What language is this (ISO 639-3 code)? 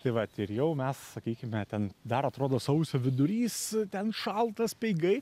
lit